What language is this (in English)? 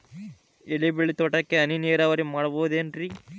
Kannada